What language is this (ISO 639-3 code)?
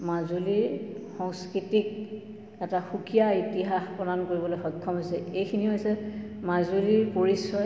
asm